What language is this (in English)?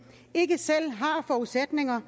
Danish